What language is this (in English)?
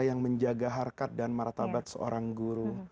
Indonesian